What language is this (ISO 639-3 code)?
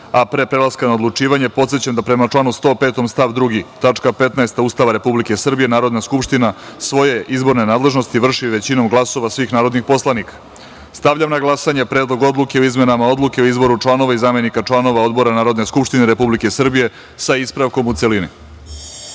srp